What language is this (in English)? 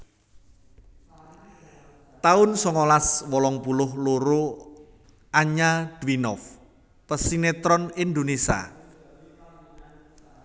Javanese